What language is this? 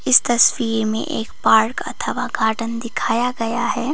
Hindi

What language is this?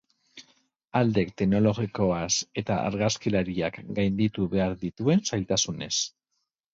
Basque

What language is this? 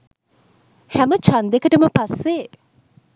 Sinhala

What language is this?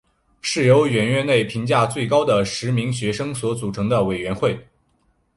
Chinese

